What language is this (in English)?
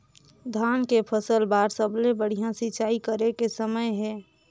Chhattisgarhi